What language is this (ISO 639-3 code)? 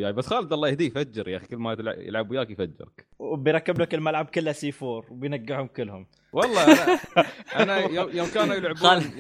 ara